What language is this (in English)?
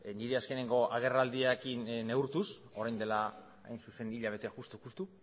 Basque